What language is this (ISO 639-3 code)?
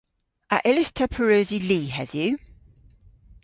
cor